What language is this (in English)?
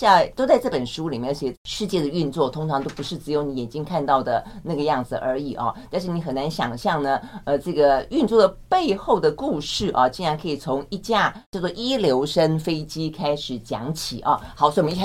Chinese